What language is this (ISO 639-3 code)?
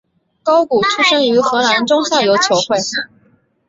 zho